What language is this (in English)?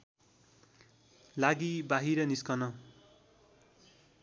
Nepali